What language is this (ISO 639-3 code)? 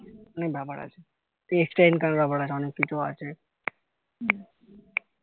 ben